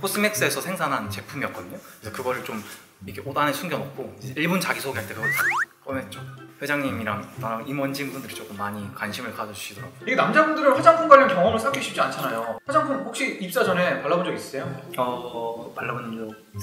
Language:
Korean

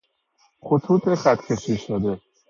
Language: Persian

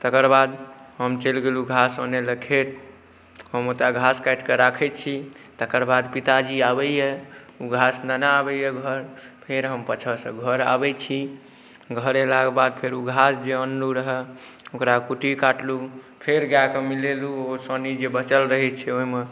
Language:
Maithili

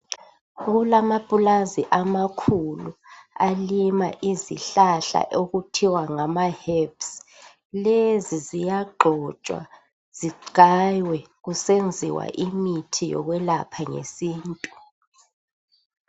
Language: North Ndebele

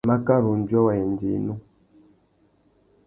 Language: Tuki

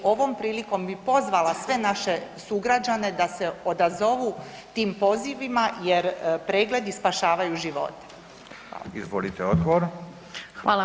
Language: Croatian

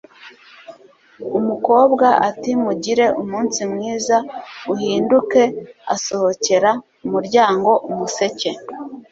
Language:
Kinyarwanda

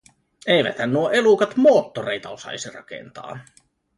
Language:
Finnish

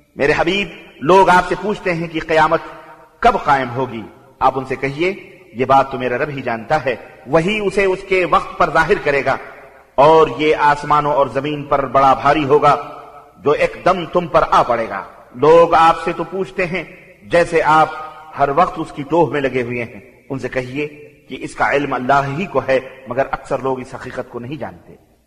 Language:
Arabic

